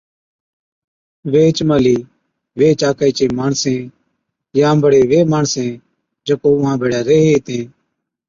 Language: Od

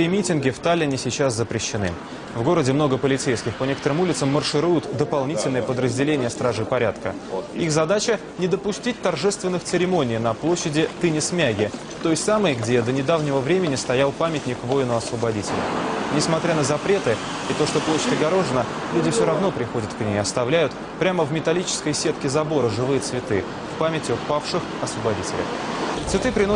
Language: Russian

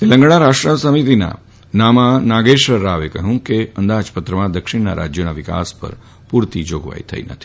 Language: Gujarati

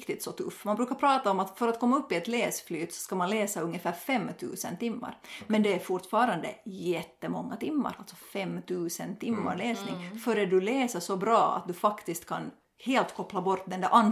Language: Swedish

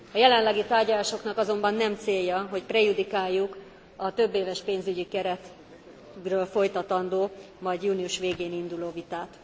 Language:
Hungarian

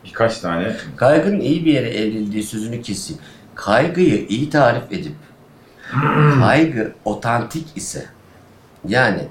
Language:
Turkish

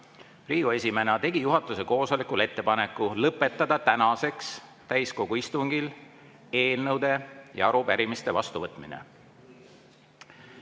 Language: Estonian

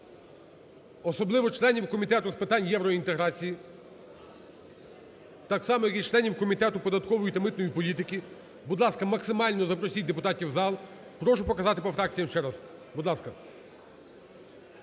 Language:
Ukrainian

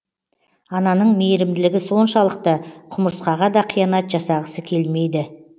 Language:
Kazakh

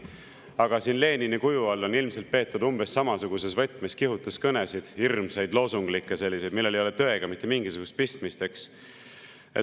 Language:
Estonian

